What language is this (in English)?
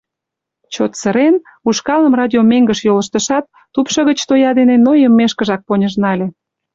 Mari